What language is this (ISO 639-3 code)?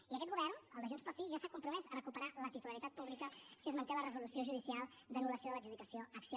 cat